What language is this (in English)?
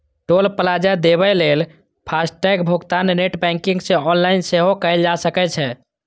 Maithili